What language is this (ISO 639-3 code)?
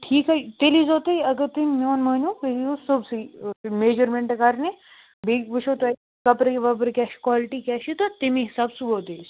kas